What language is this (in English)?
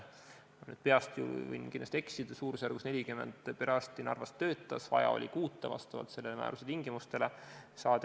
Estonian